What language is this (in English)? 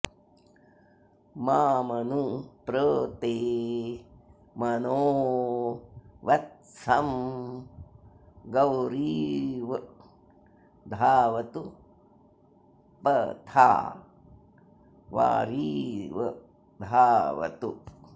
Sanskrit